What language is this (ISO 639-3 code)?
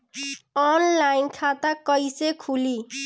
bho